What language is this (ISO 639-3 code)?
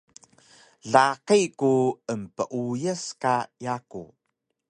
trv